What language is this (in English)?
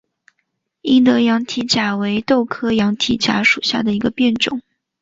Chinese